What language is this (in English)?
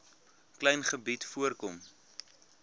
Afrikaans